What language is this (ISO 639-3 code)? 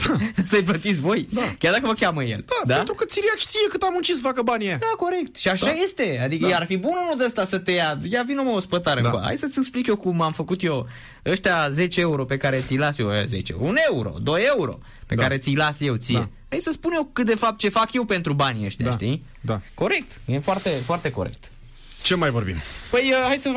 ron